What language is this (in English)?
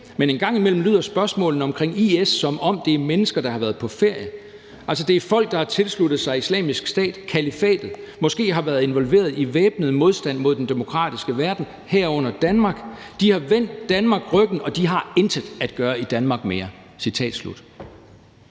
Danish